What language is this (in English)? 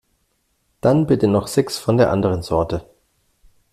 German